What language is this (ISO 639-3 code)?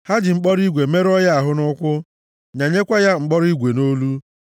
ibo